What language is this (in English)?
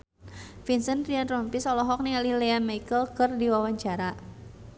Sundanese